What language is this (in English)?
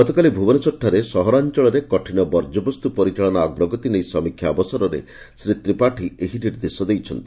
Odia